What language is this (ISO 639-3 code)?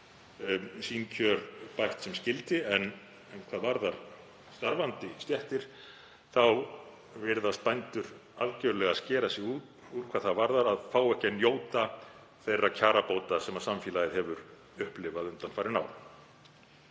isl